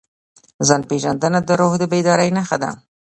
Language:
Pashto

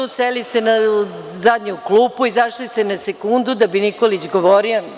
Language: Serbian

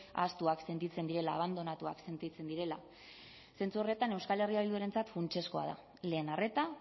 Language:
Basque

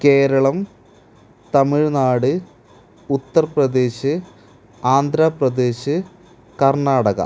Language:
Malayalam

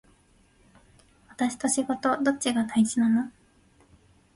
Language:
Japanese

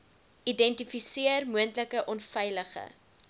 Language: Afrikaans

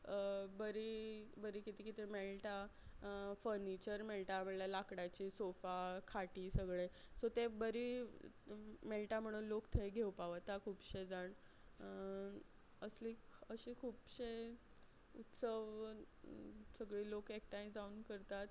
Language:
Konkani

